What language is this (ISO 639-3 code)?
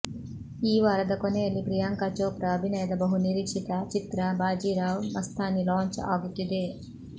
kan